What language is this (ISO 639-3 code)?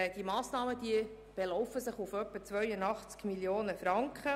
gsw